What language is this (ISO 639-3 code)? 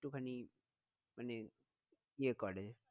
ben